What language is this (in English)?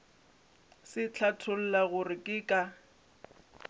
Northern Sotho